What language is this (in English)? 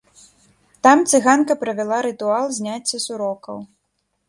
Belarusian